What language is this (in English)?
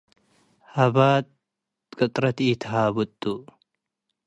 Tigre